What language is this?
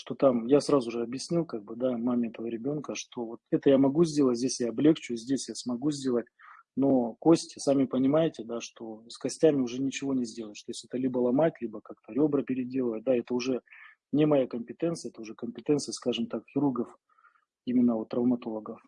Russian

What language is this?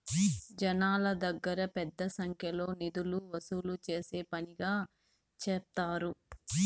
Telugu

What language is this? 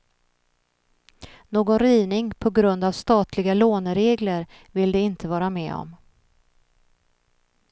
Swedish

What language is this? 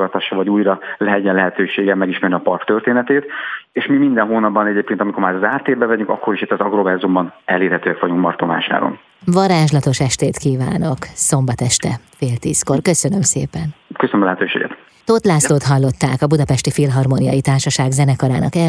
Hungarian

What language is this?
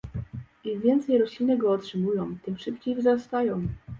Polish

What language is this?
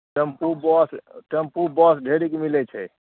Maithili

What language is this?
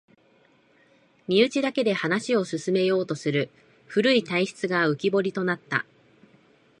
Japanese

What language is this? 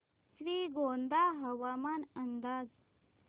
Marathi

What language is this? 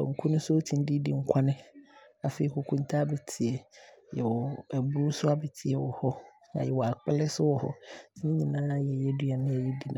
Abron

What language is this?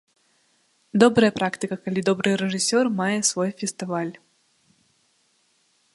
Belarusian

